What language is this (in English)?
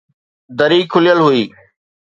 Sindhi